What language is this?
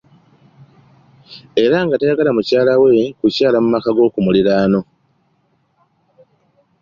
Ganda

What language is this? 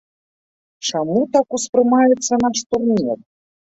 Belarusian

